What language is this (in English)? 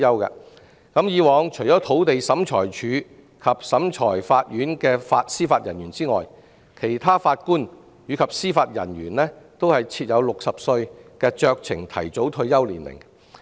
Cantonese